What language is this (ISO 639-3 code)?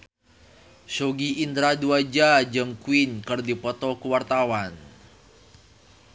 sun